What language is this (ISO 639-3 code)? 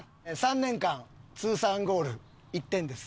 jpn